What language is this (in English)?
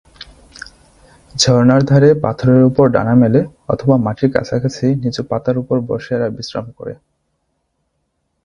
Bangla